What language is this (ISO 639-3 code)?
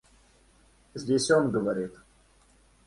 rus